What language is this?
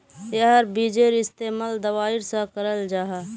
Magahi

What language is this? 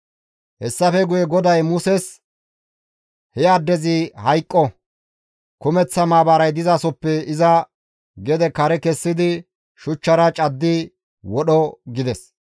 Gamo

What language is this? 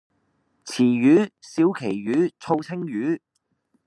Cantonese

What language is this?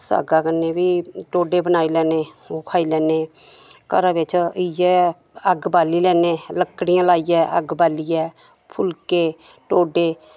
Dogri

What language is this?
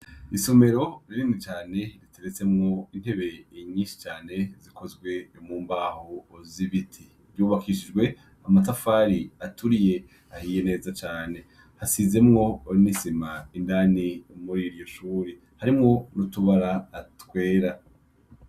Rundi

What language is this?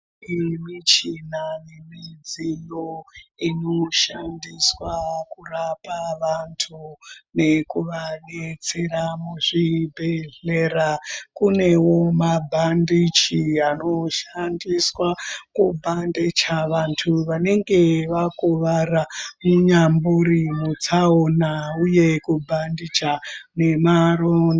Ndau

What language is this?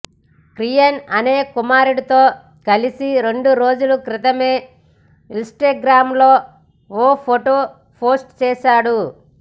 Telugu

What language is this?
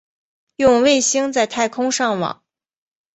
Chinese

